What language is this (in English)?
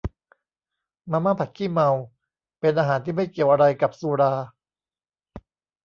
Thai